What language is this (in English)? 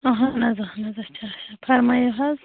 Kashmiri